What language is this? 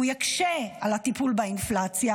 Hebrew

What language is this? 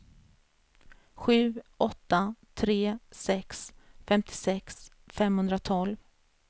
Swedish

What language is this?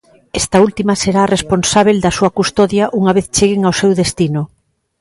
Galician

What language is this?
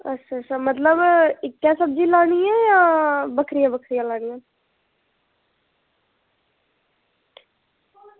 Dogri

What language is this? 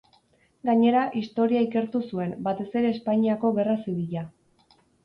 Basque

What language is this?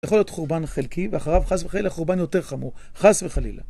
Hebrew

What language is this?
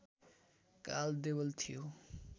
Nepali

